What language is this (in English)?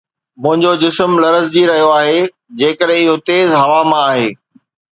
Sindhi